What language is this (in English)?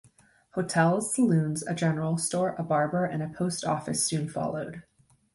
English